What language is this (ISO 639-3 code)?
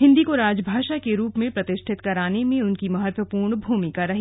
hin